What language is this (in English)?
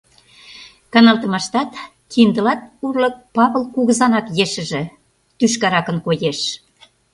Mari